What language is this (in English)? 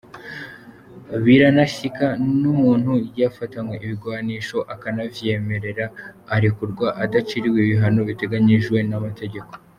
Kinyarwanda